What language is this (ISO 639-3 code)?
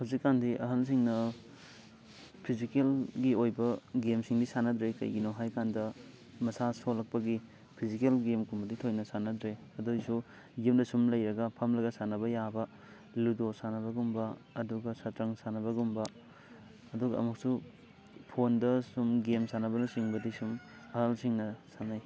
mni